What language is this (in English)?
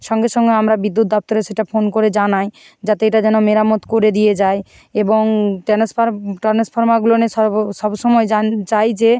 Bangla